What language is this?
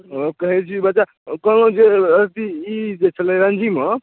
Maithili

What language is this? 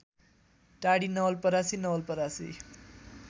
Nepali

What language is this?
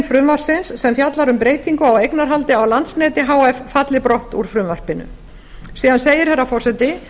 Icelandic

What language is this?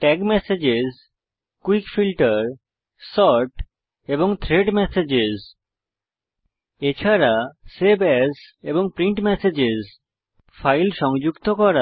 Bangla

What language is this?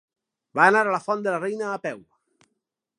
Catalan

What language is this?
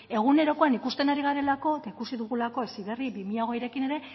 Basque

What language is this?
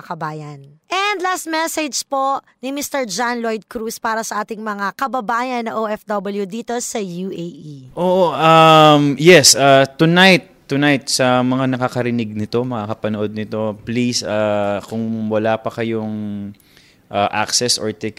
Filipino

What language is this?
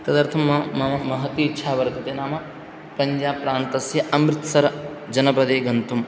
Sanskrit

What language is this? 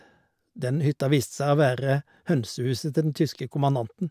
Norwegian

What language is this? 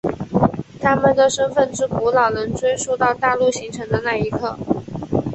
Chinese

